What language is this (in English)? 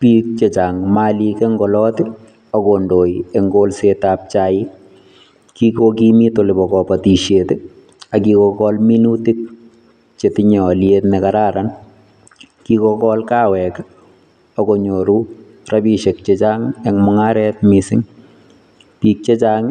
Kalenjin